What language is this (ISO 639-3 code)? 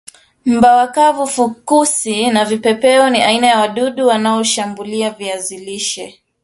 swa